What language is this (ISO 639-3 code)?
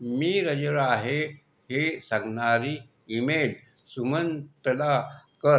mar